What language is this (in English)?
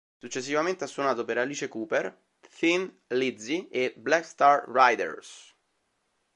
Italian